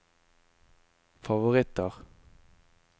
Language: Norwegian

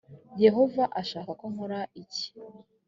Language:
Kinyarwanda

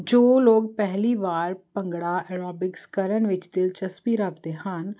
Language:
Punjabi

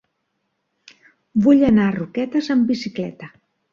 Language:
Catalan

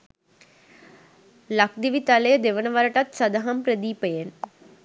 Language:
Sinhala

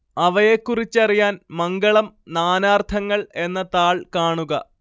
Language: Malayalam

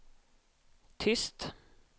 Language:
Swedish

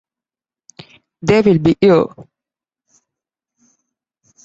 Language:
English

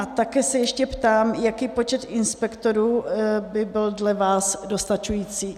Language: Czech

